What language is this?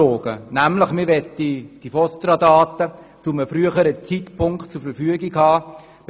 Swiss German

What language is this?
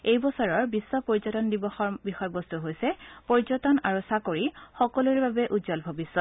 Assamese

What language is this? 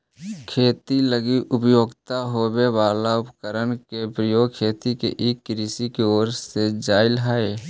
Magahi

